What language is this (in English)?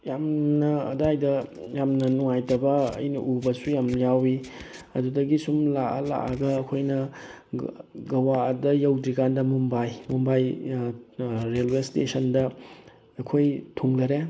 Manipuri